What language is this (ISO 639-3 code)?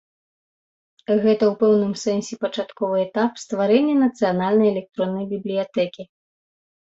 bel